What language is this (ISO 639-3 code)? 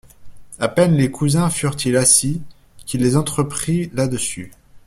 fra